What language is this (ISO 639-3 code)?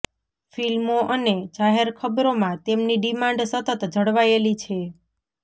guj